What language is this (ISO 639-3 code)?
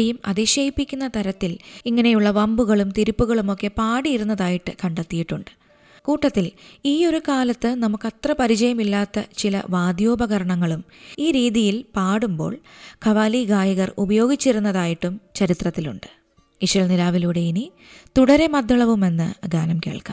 mal